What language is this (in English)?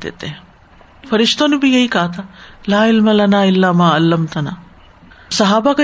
Urdu